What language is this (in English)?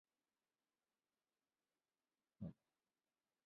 Chinese